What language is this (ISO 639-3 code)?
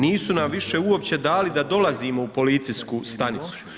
hrv